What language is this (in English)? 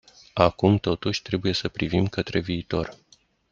Romanian